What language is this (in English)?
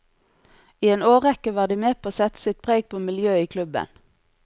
Norwegian